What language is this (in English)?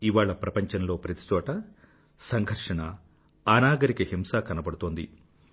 Telugu